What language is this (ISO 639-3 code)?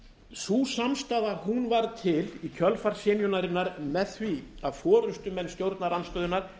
isl